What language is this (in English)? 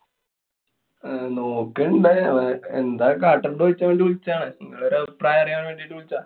Malayalam